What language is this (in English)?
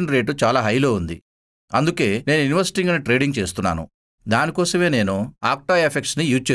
Telugu